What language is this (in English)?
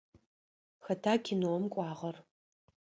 Adyghe